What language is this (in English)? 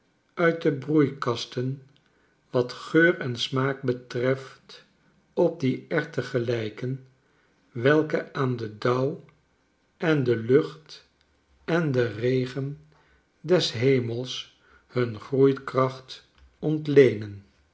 Dutch